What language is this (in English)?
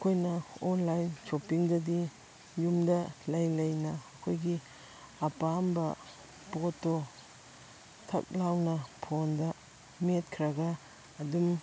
Manipuri